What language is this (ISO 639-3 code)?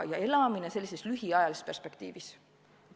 est